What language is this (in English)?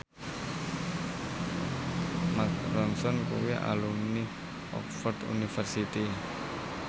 Javanese